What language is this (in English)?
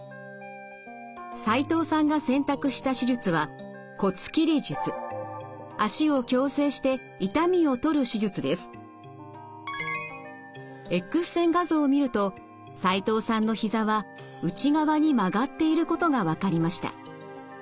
Japanese